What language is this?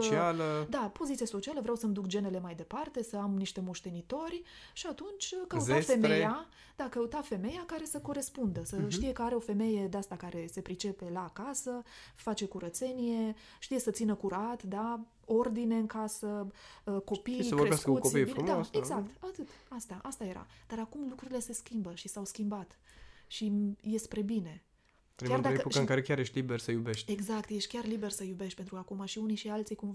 Romanian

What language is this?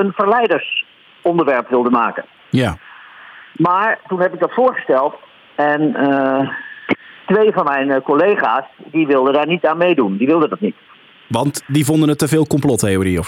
Dutch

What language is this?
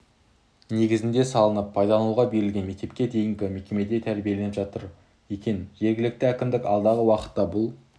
Kazakh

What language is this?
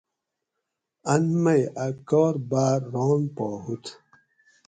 Gawri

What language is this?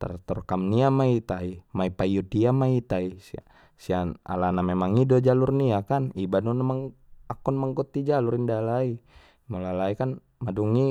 Batak Mandailing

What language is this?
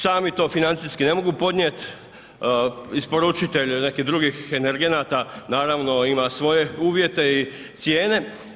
Croatian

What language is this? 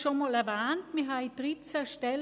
Swiss German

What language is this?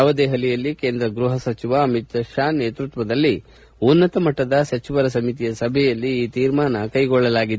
Kannada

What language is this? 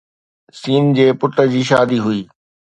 Sindhi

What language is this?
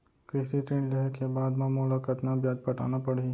Chhattisgarhi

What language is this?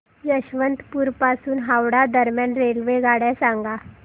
Marathi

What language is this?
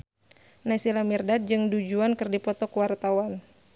Sundanese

